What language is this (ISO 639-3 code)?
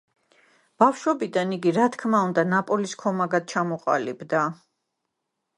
kat